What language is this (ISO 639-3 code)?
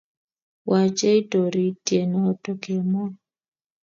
kln